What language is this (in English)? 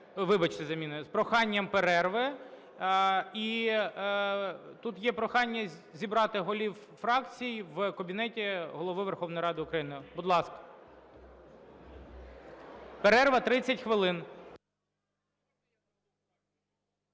Ukrainian